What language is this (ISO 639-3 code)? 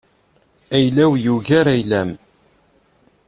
kab